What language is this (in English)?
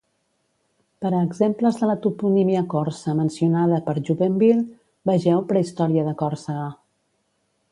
Catalan